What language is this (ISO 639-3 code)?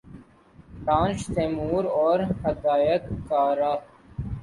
urd